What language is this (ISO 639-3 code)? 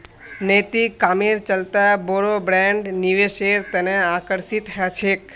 mag